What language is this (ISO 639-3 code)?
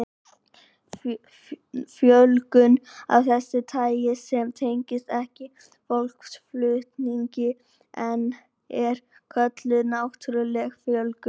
isl